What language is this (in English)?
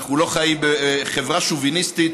Hebrew